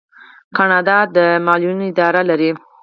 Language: Pashto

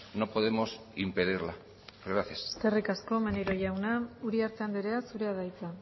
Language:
Basque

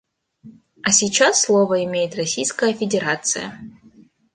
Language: Russian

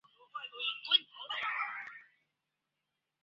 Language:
Chinese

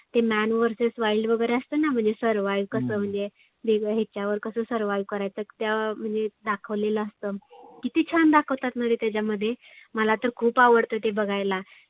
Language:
Marathi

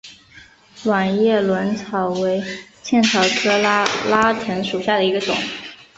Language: Chinese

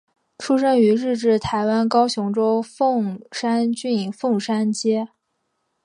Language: Chinese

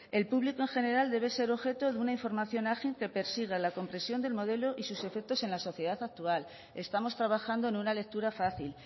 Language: Spanish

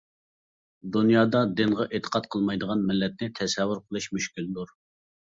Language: Uyghur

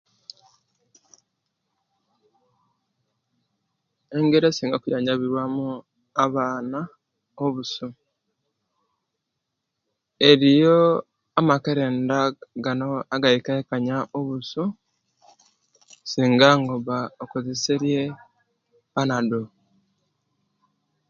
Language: Kenyi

